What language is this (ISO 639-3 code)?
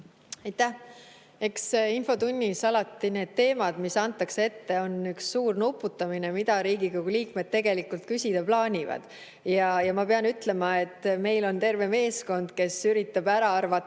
est